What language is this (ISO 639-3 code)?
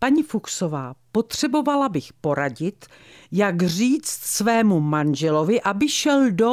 ces